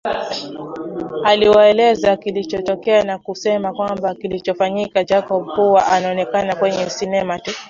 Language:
Swahili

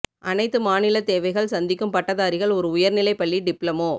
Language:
Tamil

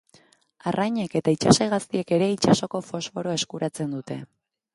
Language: Basque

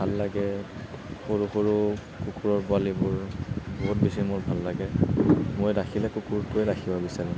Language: Assamese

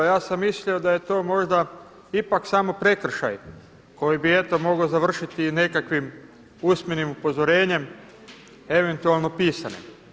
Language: Croatian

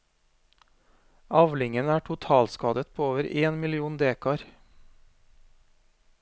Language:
Norwegian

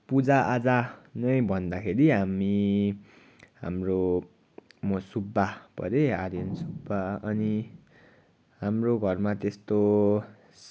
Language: Nepali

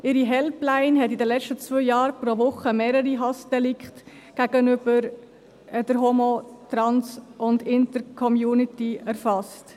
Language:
Swiss German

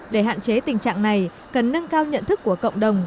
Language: Vietnamese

